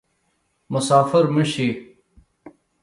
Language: Pashto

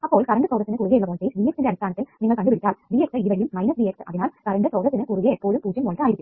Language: Malayalam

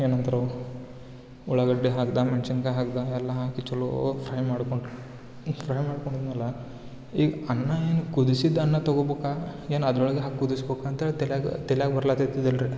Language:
Kannada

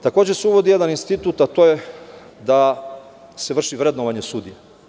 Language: Serbian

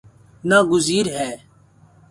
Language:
Urdu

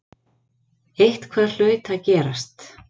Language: Icelandic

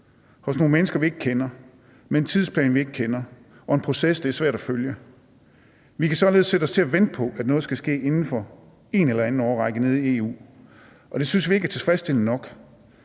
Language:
Danish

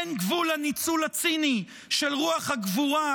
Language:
Hebrew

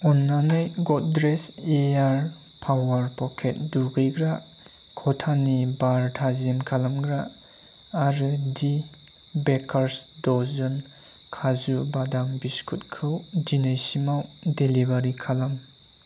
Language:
Bodo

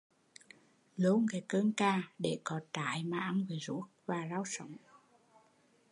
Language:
Vietnamese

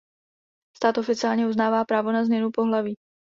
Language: Czech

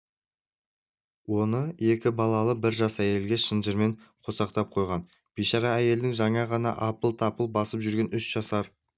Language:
Kazakh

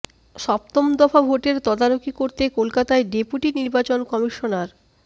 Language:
Bangla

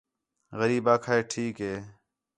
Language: Khetrani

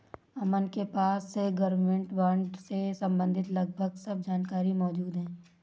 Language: Hindi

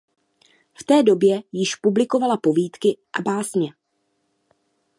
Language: Czech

